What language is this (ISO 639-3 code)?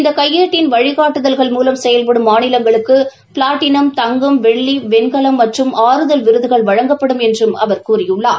tam